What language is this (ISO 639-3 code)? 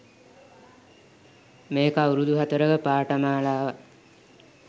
sin